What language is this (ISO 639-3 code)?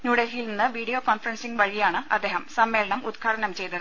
mal